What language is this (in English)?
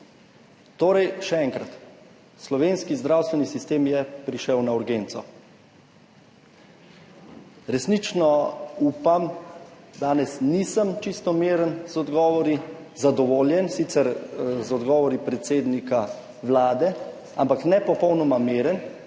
Slovenian